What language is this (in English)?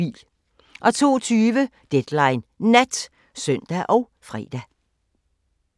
Danish